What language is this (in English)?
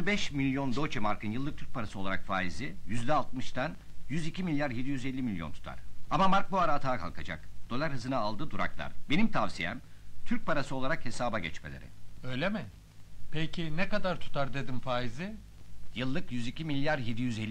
Turkish